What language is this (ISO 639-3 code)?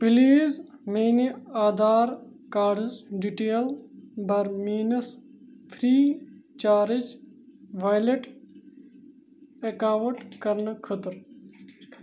kas